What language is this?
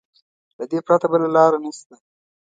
Pashto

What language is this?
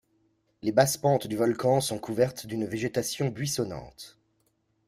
French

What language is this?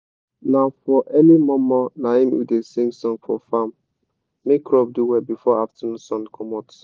Nigerian Pidgin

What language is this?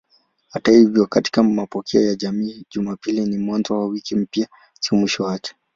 Swahili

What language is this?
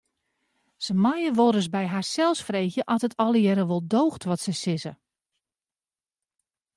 Western Frisian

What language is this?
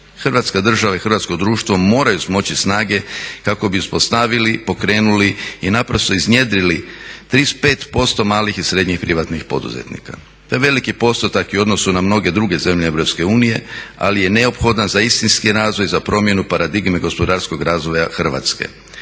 Croatian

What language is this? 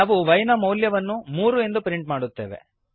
Kannada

